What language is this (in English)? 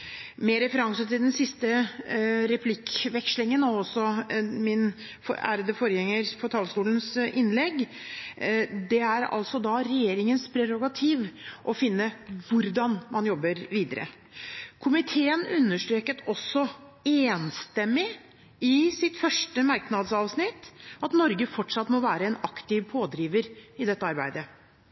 Norwegian Bokmål